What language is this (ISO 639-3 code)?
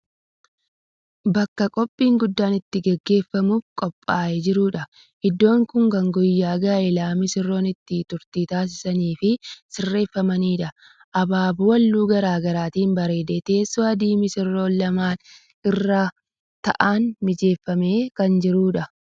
orm